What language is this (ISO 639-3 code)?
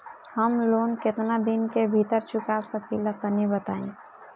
bho